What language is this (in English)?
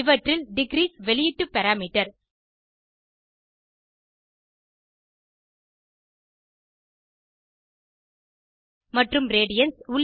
Tamil